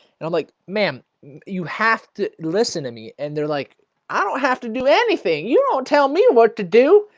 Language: English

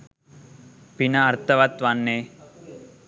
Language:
Sinhala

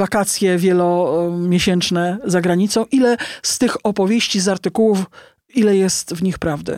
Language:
Polish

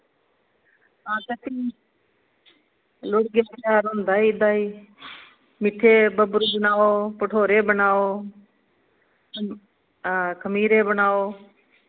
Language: Dogri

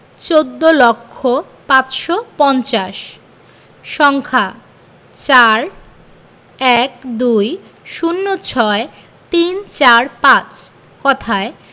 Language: Bangla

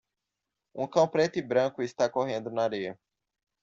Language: Portuguese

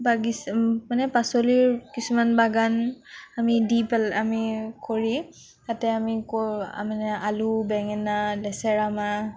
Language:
Assamese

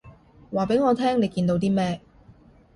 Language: Cantonese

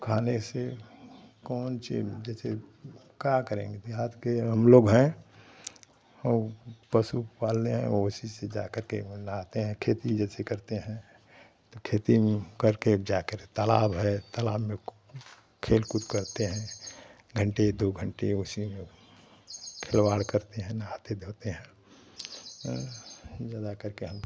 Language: Hindi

